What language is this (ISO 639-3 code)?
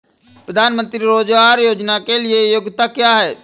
hin